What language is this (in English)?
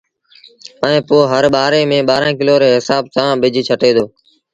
Sindhi Bhil